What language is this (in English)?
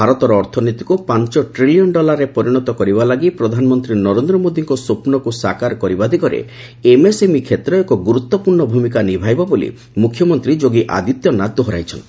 Odia